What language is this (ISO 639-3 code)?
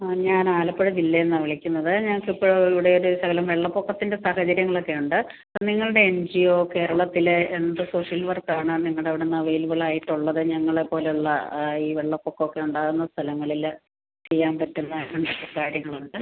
mal